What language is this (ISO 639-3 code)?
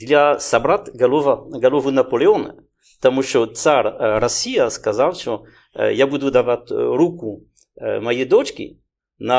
ukr